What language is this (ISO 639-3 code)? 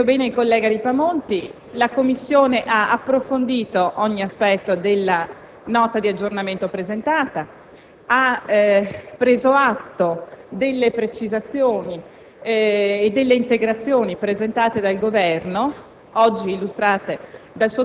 ita